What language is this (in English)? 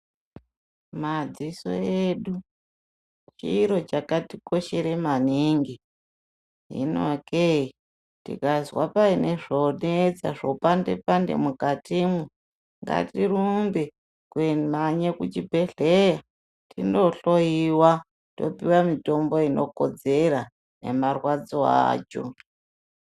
Ndau